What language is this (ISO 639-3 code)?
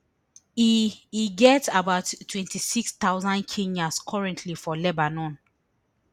pcm